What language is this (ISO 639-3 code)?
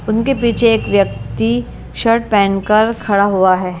hin